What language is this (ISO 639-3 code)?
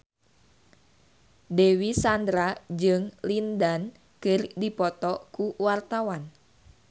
sun